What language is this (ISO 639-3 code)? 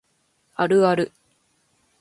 jpn